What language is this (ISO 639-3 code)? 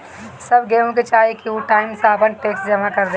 bho